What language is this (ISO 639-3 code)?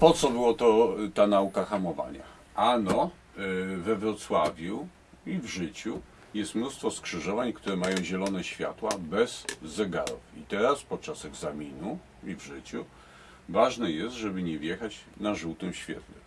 pol